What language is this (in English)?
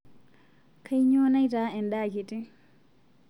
Masai